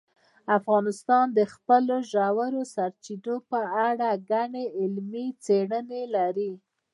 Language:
Pashto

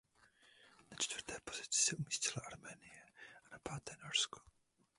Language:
Czech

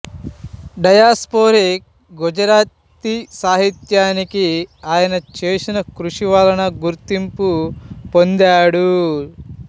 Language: Telugu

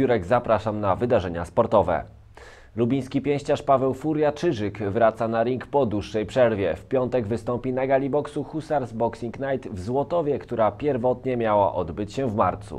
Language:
Polish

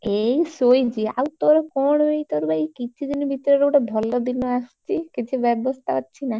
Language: Odia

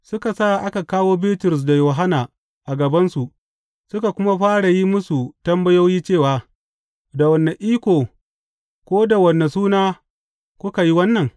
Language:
Hausa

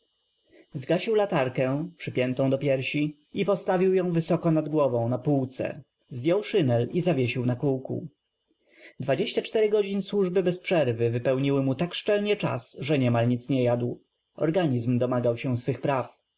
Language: Polish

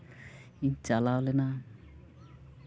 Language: Santali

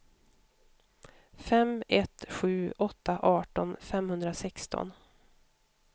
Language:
Swedish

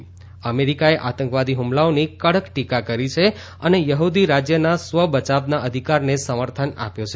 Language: Gujarati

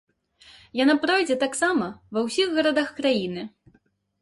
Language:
Belarusian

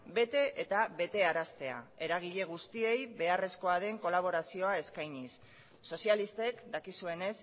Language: Basque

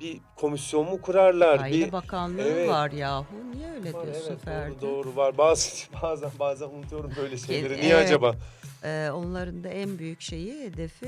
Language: Turkish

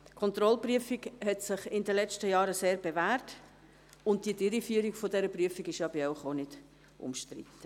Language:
Swiss German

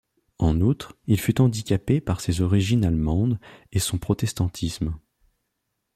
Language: French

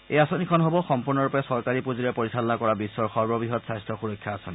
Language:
Assamese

